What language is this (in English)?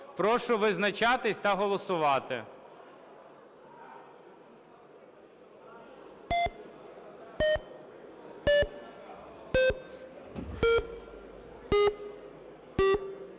Ukrainian